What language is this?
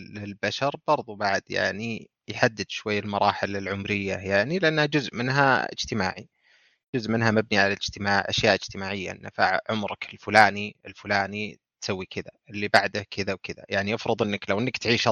Arabic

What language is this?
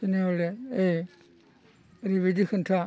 Bodo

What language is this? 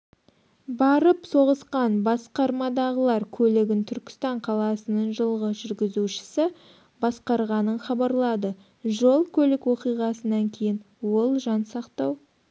Kazakh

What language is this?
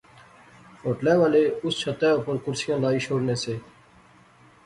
Pahari-Potwari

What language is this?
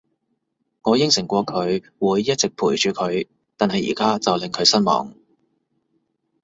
Cantonese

